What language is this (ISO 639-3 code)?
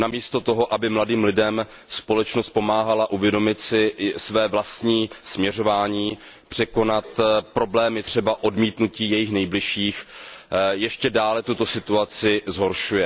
ces